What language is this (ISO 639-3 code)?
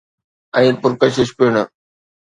snd